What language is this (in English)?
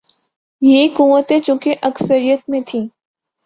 Urdu